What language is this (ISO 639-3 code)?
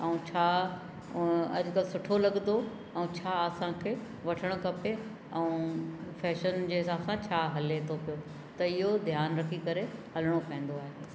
snd